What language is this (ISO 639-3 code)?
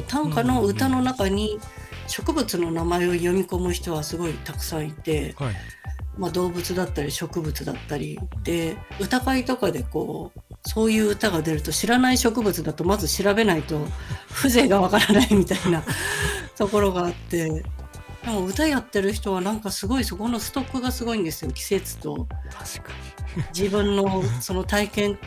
jpn